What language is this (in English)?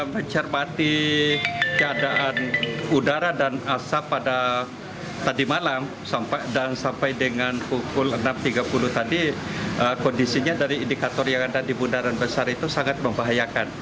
Indonesian